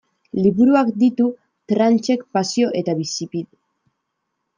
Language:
Basque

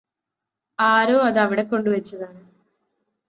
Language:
Malayalam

